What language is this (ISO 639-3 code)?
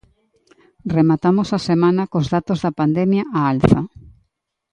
glg